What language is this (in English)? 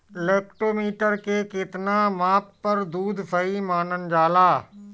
Bhojpuri